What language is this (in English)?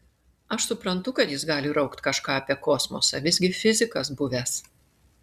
Lithuanian